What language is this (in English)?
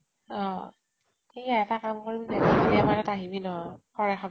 Assamese